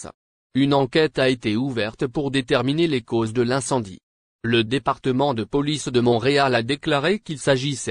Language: French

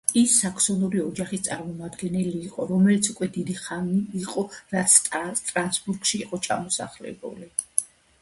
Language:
Georgian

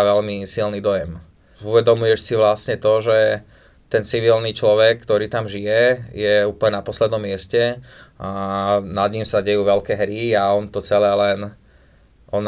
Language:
Slovak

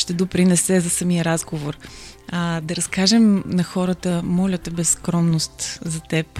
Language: Bulgarian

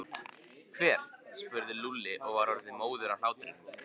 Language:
Icelandic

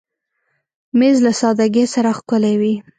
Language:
Pashto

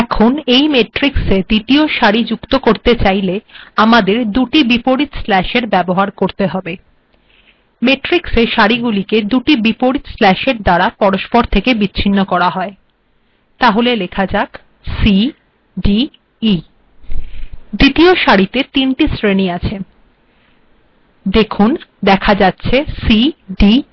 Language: Bangla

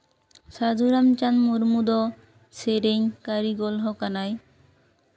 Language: Santali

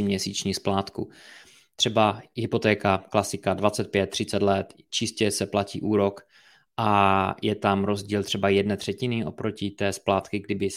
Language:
Czech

